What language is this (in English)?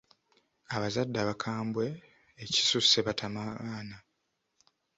Ganda